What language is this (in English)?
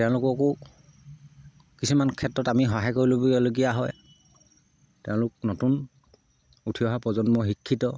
Assamese